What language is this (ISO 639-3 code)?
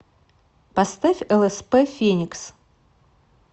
rus